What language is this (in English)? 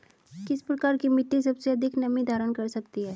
Hindi